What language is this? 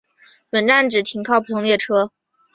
Chinese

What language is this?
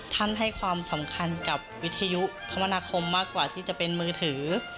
Thai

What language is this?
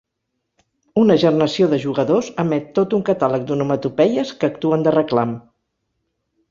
Catalan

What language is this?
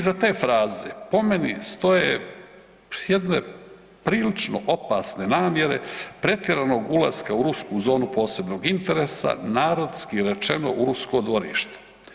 Croatian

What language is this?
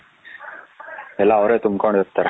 Kannada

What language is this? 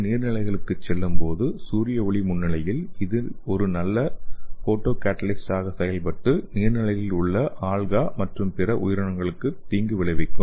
Tamil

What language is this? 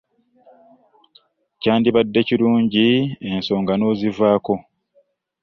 Ganda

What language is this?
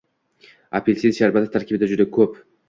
Uzbek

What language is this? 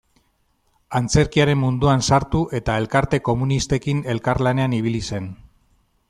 Basque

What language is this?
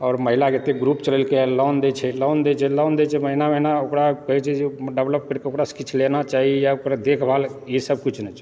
Maithili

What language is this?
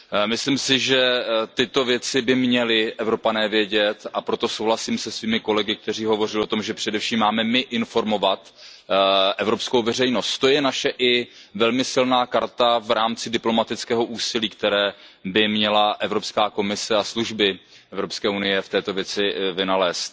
Czech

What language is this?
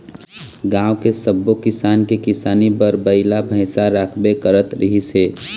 Chhattisgarhi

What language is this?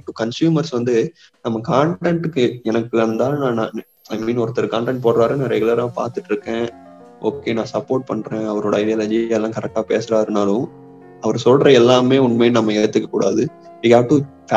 Tamil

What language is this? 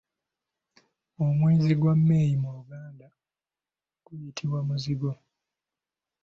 Ganda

